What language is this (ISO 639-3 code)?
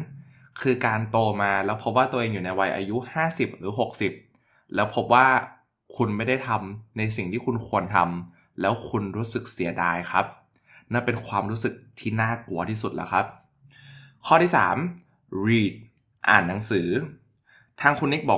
tha